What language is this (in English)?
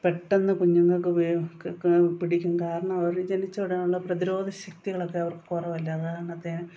Malayalam